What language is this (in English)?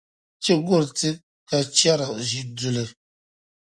Dagbani